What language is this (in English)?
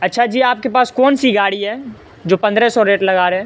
Urdu